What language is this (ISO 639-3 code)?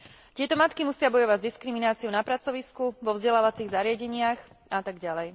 slk